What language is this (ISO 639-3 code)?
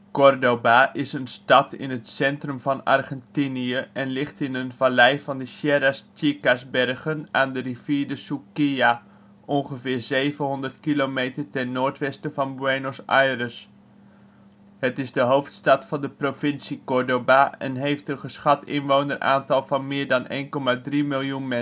nld